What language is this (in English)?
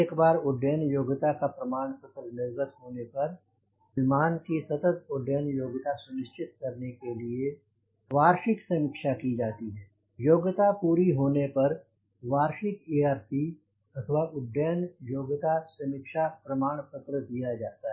Hindi